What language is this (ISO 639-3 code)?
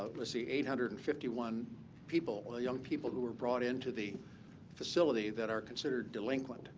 eng